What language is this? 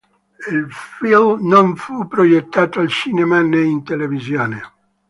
Italian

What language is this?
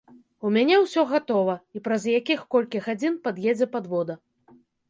Belarusian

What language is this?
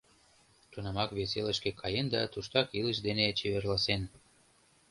Mari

